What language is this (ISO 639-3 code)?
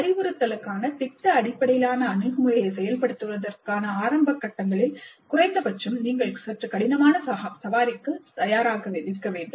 tam